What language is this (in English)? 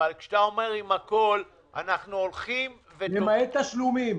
Hebrew